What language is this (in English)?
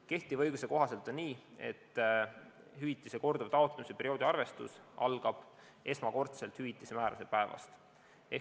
Estonian